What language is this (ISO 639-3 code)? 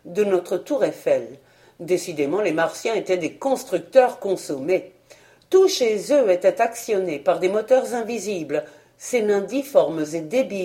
fra